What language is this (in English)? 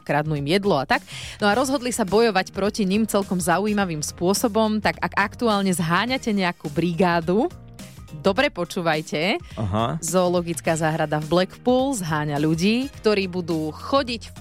Slovak